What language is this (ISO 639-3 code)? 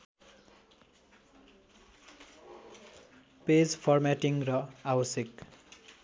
nep